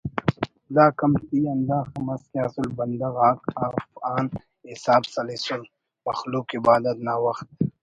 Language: Brahui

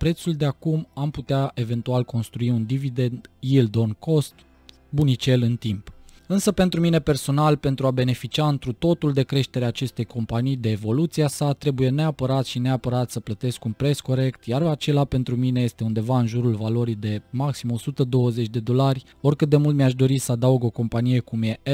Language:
Romanian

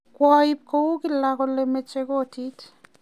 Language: Kalenjin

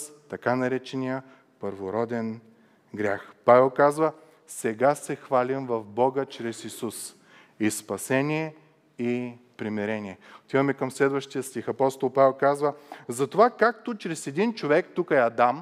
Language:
Bulgarian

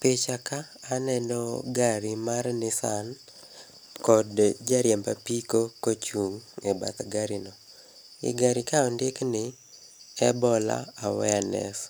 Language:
Luo (Kenya and Tanzania)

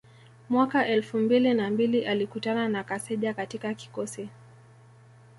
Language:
Swahili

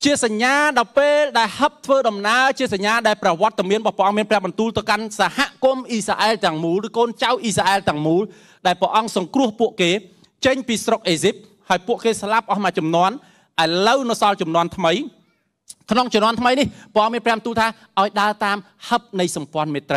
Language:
Thai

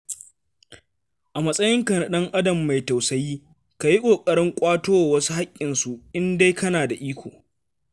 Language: Hausa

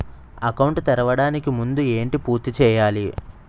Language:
Telugu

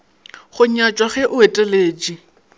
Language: Northern Sotho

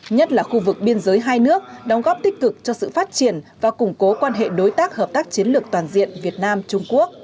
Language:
Vietnamese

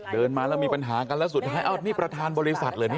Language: Thai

